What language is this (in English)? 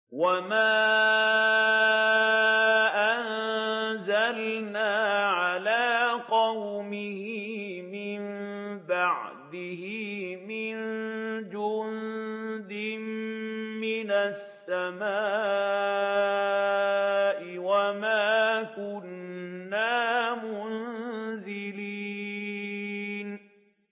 Arabic